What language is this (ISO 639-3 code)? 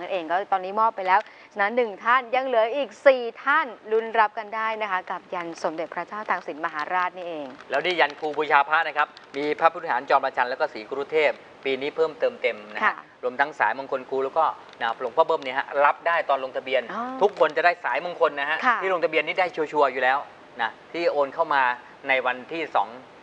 tha